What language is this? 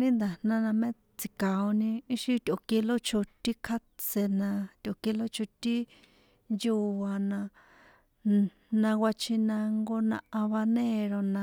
San Juan Atzingo Popoloca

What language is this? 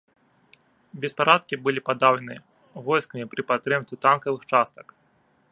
Belarusian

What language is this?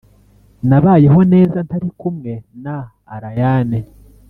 Kinyarwanda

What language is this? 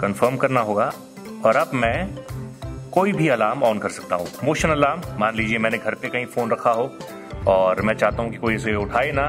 Hindi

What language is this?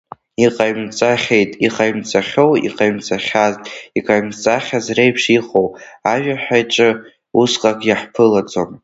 Abkhazian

